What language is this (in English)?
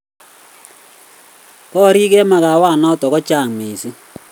Kalenjin